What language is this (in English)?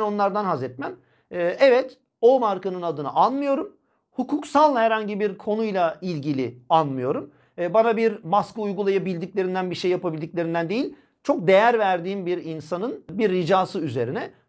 Turkish